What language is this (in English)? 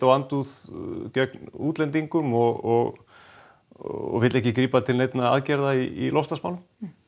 Icelandic